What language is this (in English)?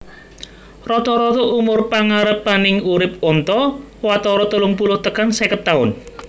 Javanese